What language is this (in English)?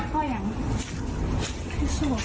Thai